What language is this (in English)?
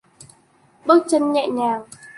Vietnamese